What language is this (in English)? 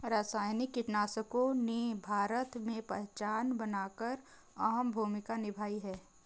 Hindi